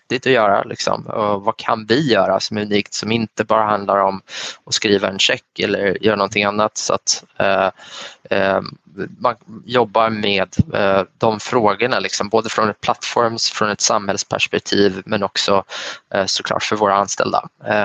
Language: Swedish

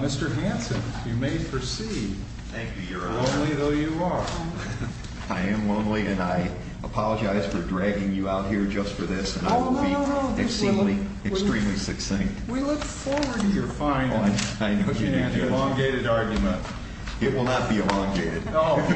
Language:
English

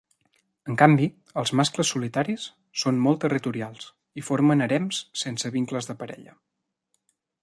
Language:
Catalan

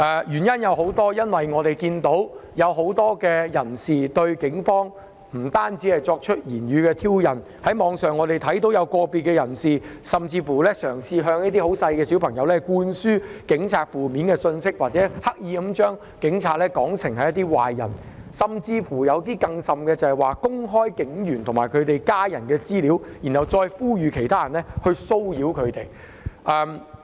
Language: Cantonese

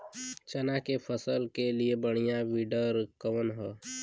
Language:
Bhojpuri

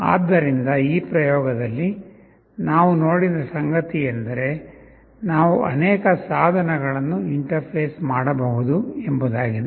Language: Kannada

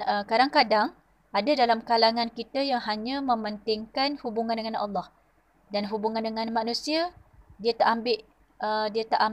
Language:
Malay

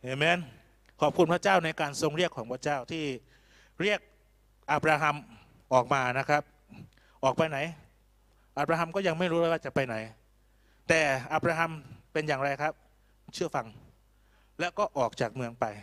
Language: Thai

